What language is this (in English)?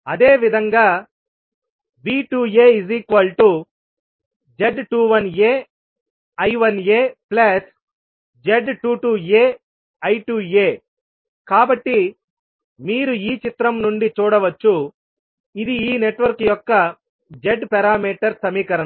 Telugu